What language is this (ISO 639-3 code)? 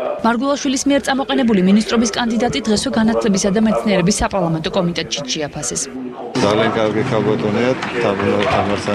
ukr